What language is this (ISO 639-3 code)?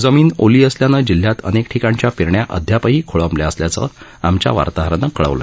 mar